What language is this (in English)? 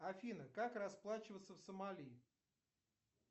Russian